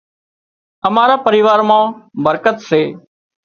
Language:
Wadiyara Koli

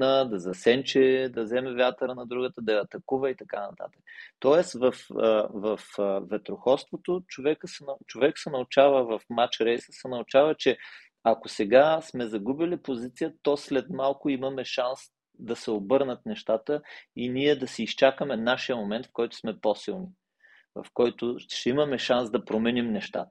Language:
Bulgarian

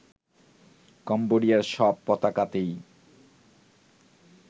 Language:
Bangla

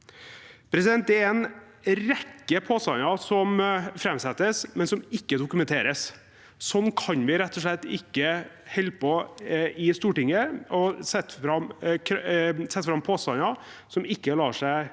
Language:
Norwegian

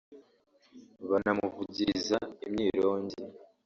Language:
Kinyarwanda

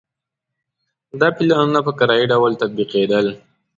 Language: Pashto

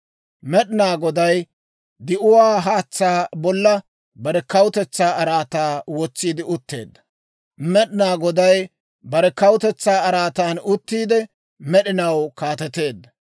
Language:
Dawro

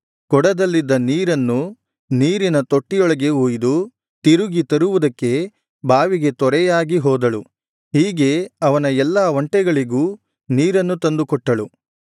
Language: Kannada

